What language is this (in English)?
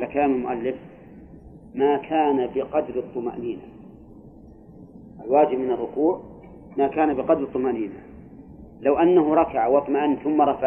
Arabic